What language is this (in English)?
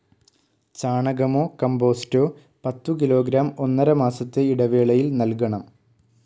Malayalam